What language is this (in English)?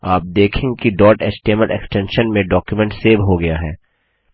Hindi